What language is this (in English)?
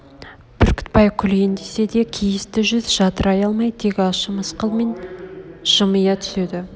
Kazakh